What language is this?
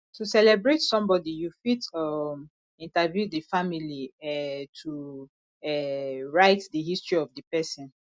Nigerian Pidgin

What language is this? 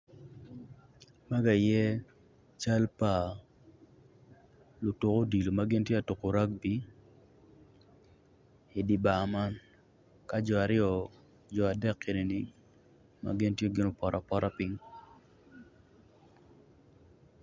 Acoli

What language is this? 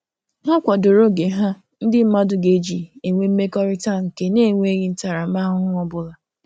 Igbo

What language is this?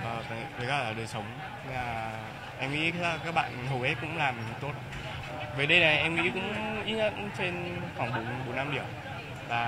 Vietnamese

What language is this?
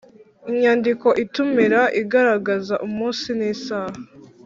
Kinyarwanda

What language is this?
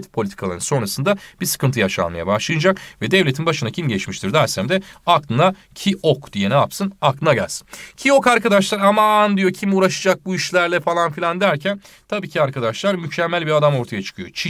Turkish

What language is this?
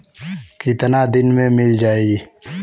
Bhojpuri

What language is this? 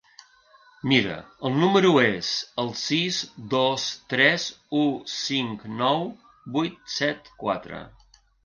Catalan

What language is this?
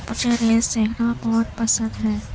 Urdu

